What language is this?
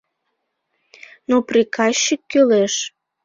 Mari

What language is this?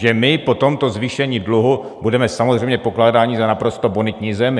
Czech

